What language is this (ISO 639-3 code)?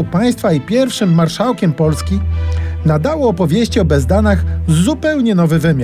pol